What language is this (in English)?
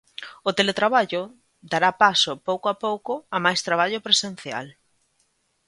Galician